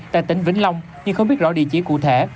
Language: Vietnamese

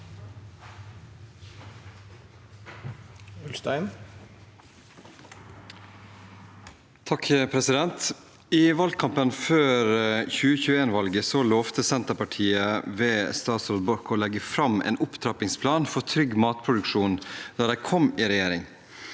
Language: Norwegian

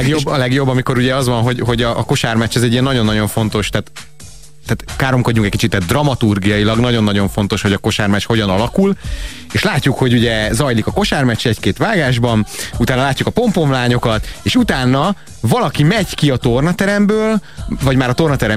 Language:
Hungarian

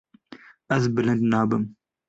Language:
Kurdish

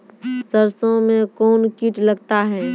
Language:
Maithili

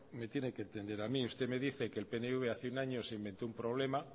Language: Spanish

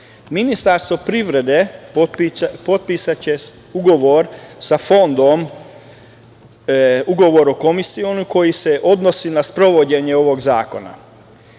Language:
Serbian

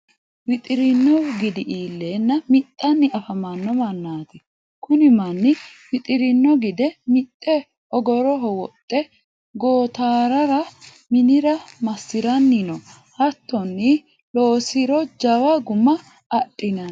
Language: Sidamo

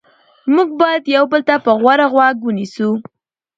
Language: Pashto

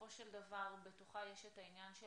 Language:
Hebrew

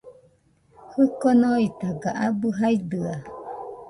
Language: Nüpode Huitoto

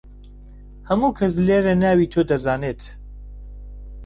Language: Central Kurdish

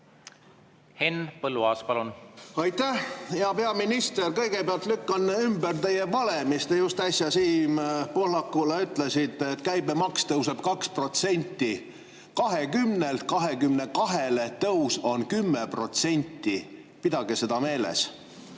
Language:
Estonian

